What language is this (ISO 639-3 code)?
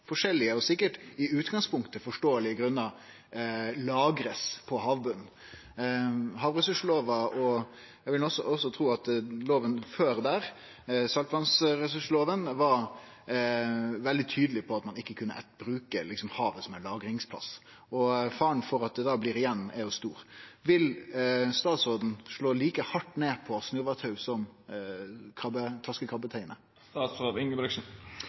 nno